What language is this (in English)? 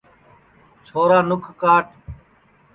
Sansi